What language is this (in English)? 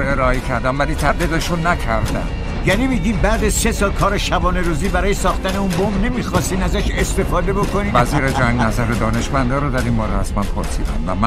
Persian